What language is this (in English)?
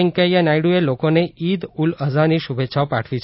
Gujarati